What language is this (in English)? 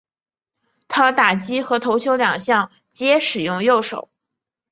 Chinese